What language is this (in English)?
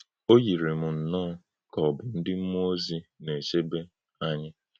Igbo